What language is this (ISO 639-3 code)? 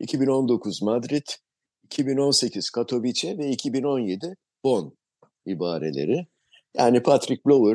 tur